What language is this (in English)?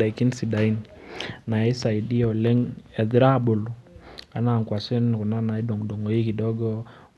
Masai